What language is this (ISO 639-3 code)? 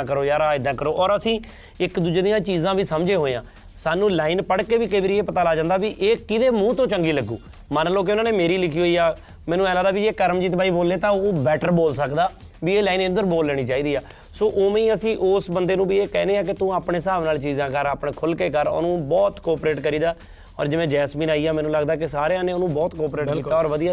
pan